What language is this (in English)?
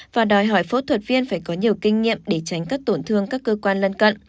Vietnamese